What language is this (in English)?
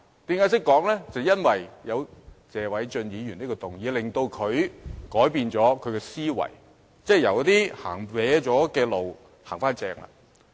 Cantonese